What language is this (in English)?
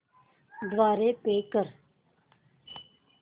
Marathi